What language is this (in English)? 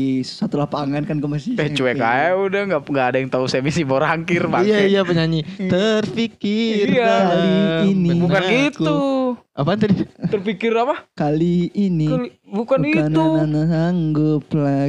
Indonesian